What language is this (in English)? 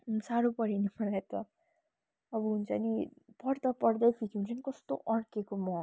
Nepali